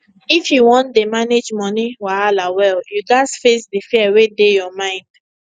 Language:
Nigerian Pidgin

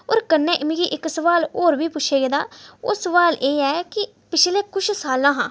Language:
Dogri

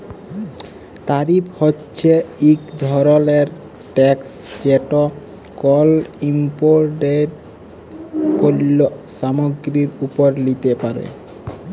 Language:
Bangla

